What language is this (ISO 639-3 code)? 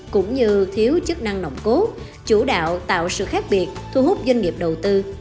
vie